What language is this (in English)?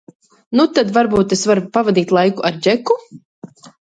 Latvian